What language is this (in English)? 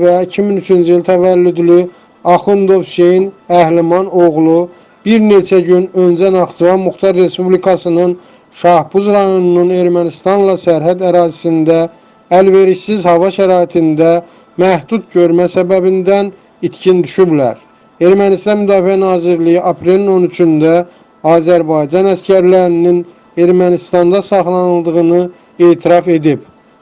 Turkish